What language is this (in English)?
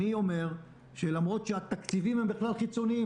Hebrew